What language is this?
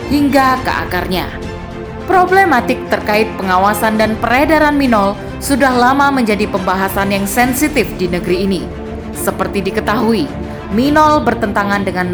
Indonesian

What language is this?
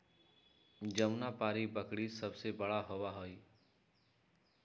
Magahi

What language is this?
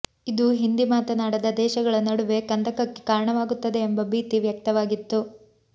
Kannada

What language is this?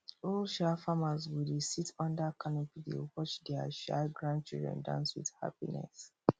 Nigerian Pidgin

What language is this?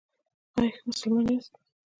Pashto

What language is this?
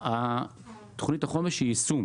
Hebrew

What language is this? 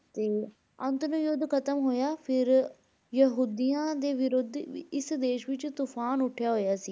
Punjabi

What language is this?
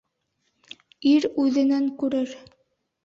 Bashkir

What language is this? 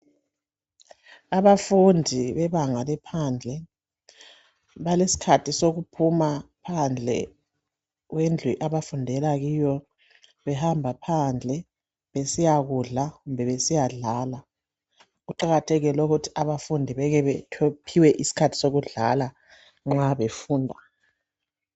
North Ndebele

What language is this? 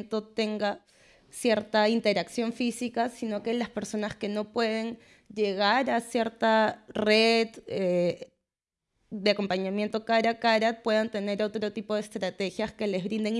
Spanish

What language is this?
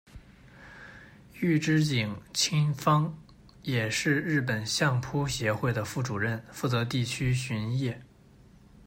Chinese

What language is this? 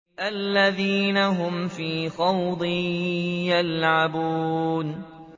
Arabic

